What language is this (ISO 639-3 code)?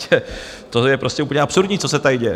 ces